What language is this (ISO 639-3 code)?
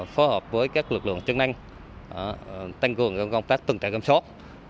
vie